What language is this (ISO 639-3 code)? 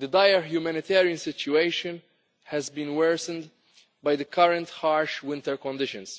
eng